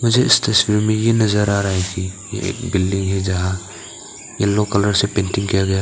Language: Hindi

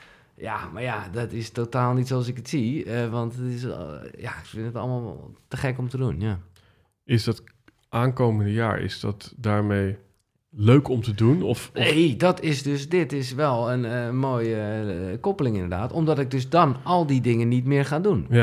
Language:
Dutch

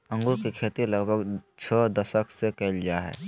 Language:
Magahi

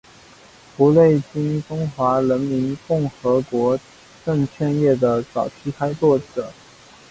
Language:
Chinese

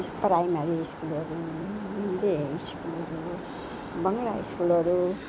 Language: Nepali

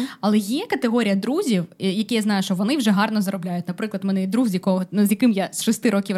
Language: Ukrainian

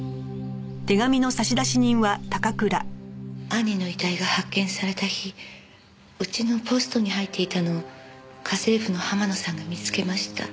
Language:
Japanese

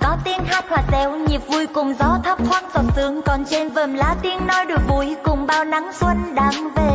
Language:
Vietnamese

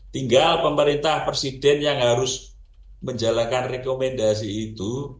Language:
Indonesian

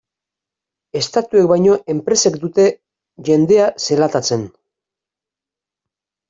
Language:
Basque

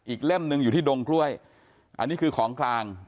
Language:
Thai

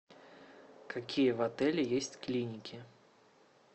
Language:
Russian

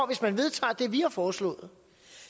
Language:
Danish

